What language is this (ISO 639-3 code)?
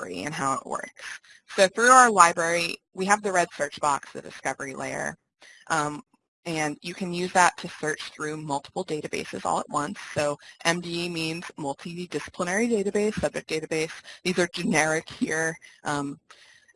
eng